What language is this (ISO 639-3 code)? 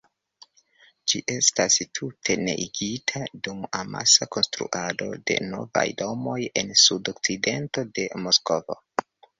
epo